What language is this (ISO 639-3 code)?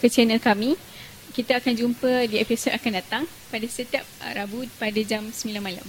msa